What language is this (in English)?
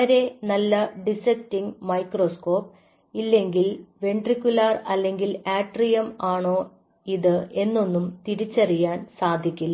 Malayalam